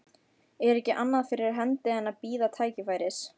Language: Icelandic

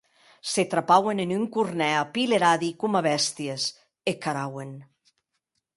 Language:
Occitan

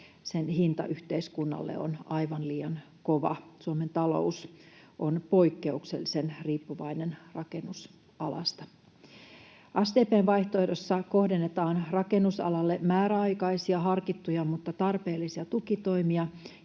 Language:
Finnish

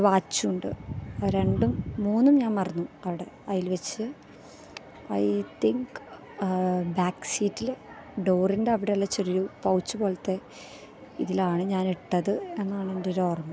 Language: Malayalam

